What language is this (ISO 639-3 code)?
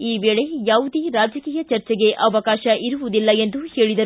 kan